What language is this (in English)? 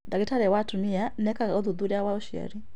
Kikuyu